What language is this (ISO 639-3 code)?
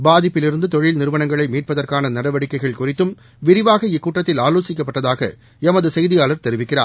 tam